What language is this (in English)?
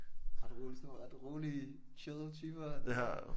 Danish